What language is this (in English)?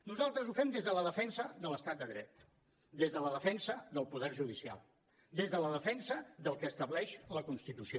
Catalan